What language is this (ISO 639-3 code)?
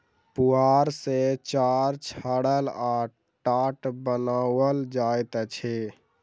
mai